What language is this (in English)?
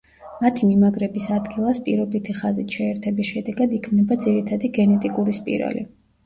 Georgian